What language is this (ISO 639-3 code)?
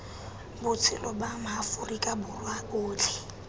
tsn